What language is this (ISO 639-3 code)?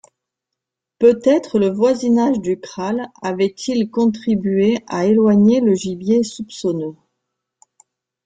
fra